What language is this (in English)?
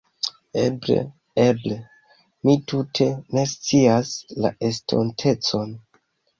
Esperanto